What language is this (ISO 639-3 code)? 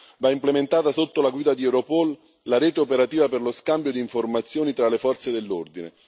ita